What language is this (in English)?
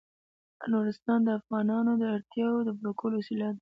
Pashto